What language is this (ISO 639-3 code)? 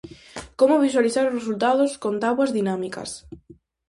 glg